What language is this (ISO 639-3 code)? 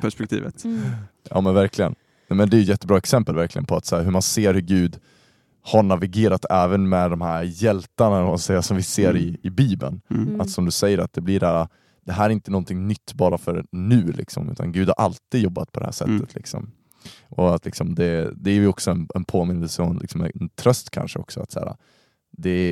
swe